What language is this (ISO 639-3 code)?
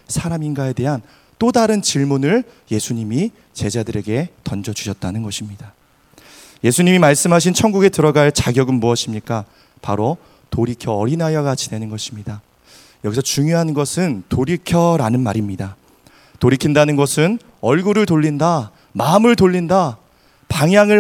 kor